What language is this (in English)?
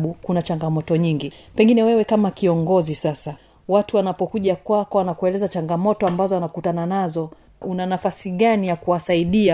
Swahili